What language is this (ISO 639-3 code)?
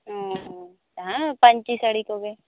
sat